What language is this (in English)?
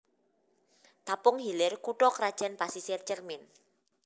Javanese